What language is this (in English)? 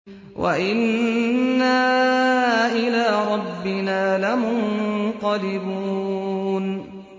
Arabic